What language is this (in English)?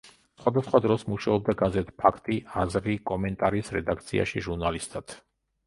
Georgian